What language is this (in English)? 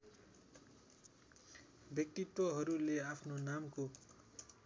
Nepali